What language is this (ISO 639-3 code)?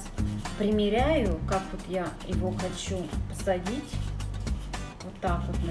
rus